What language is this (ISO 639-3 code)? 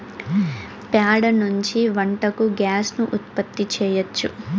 tel